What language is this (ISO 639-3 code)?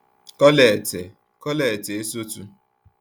ibo